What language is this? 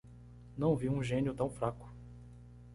Portuguese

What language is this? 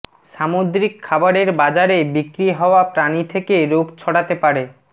Bangla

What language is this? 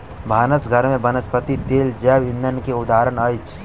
Maithili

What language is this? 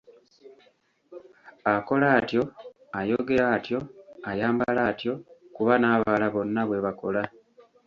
Ganda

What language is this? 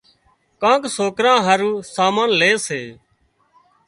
Wadiyara Koli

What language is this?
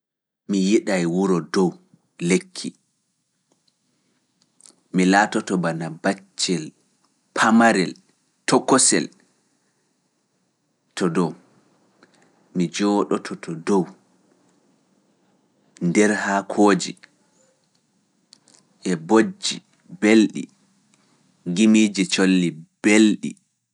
Fula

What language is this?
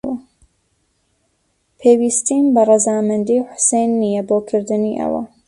Central Kurdish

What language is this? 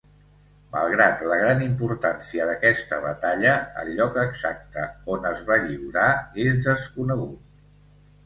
Catalan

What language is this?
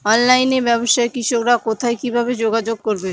Bangla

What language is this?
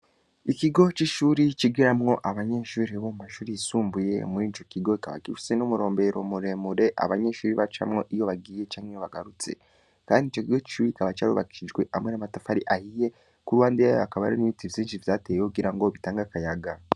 Rundi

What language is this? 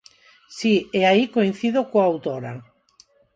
Galician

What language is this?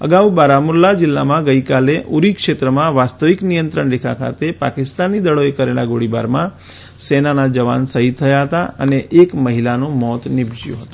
Gujarati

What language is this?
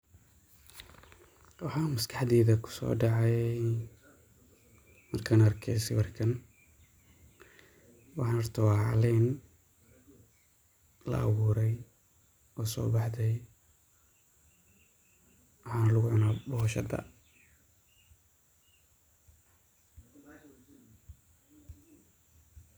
Somali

